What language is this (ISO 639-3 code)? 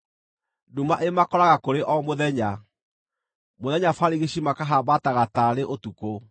kik